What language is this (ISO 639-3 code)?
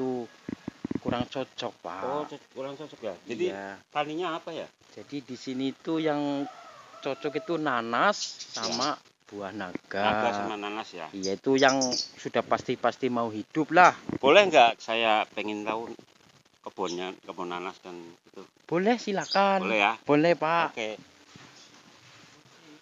ind